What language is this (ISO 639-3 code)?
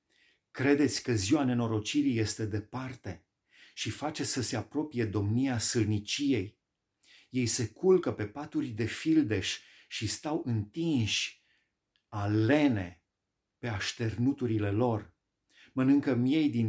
ron